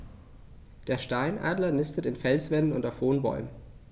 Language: German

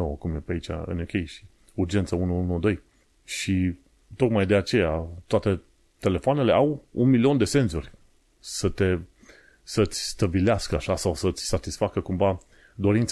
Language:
Romanian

